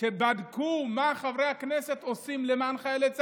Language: Hebrew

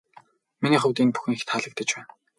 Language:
Mongolian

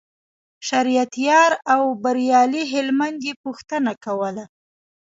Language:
Pashto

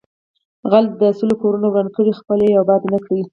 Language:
Pashto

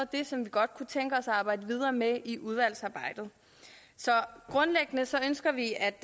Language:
Danish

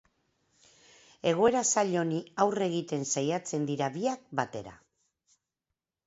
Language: Basque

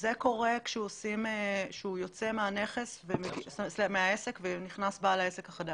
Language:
Hebrew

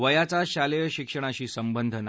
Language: Marathi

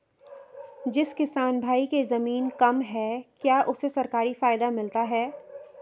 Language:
Hindi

